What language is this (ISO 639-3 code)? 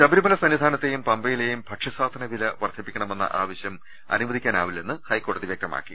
mal